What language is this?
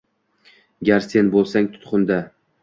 Uzbek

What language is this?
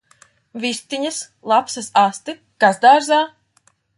Latvian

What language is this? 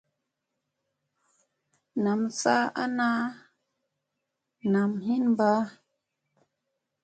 Musey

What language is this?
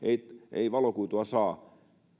Finnish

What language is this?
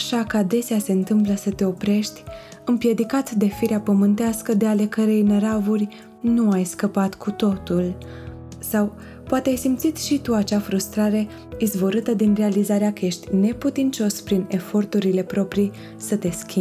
Romanian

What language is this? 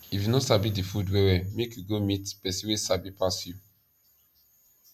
Nigerian Pidgin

